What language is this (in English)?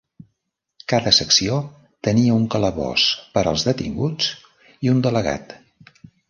Catalan